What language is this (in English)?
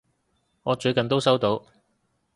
Cantonese